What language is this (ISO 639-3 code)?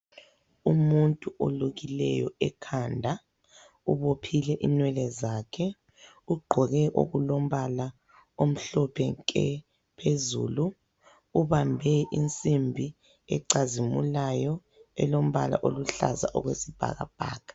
nde